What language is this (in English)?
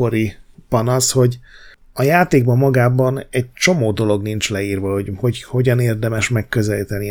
Hungarian